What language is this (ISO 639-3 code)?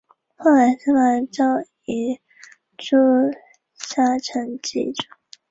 zho